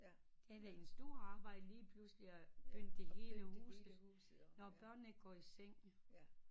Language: Danish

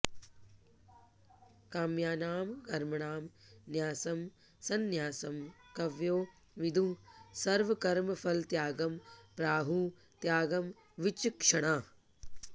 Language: Sanskrit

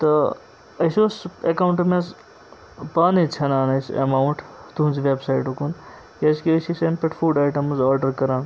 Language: Kashmiri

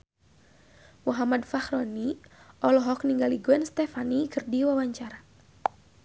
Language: Sundanese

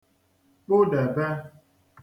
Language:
Igbo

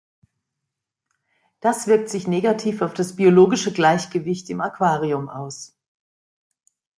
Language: German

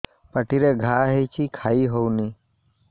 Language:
Odia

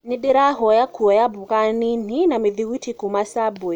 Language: Kikuyu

